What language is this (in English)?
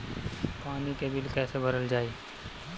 Bhojpuri